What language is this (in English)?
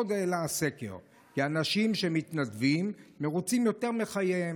Hebrew